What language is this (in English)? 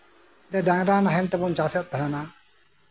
Santali